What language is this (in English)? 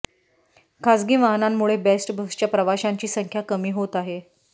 Marathi